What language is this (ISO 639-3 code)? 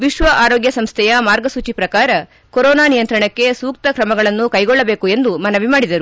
kan